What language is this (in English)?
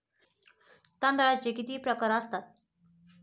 Marathi